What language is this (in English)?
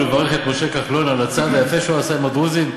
Hebrew